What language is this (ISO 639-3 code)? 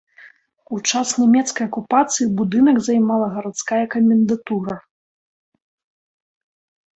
bel